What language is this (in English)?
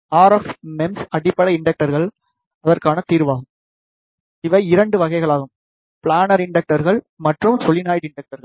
Tamil